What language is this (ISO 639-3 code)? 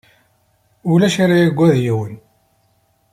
kab